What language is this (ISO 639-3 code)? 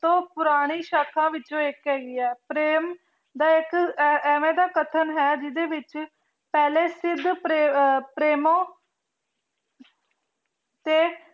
pan